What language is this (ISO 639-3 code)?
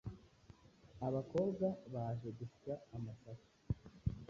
kin